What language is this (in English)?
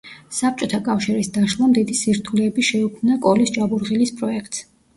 Georgian